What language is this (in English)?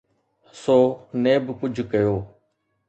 Sindhi